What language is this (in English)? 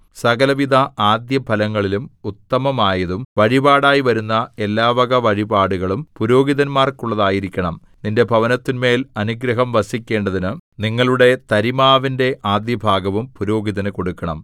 Malayalam